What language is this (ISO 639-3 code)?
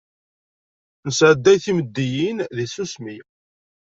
kab